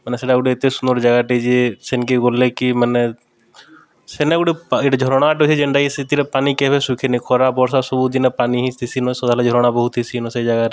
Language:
Odia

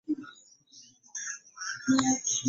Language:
Ganda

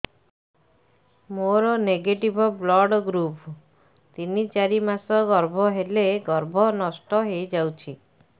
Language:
Odia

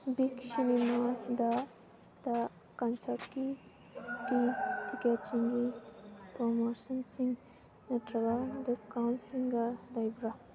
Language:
Manipuri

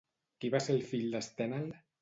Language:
Catalan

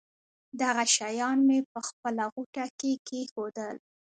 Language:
Pashto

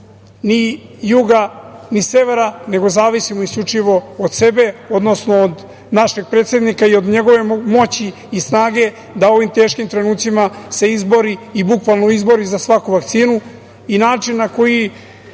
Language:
Serbian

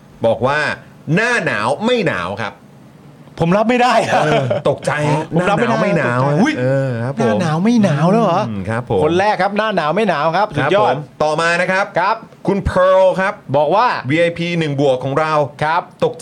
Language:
Thai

